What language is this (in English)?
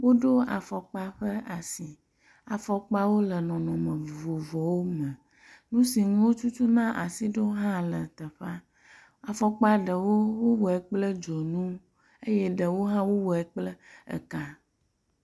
Ewe